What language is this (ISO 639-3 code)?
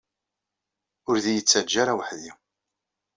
kab